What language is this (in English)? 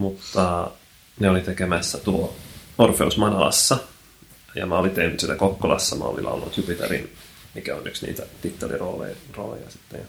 Finnish